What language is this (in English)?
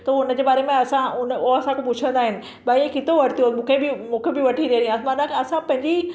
Sindhi